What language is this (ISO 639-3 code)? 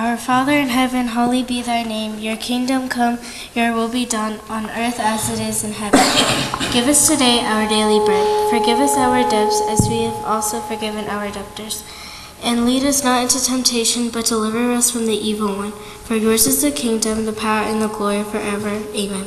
tha